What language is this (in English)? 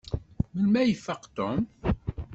Kabyle